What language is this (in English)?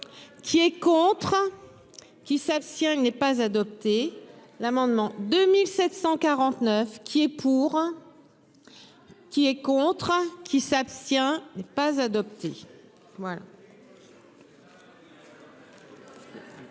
French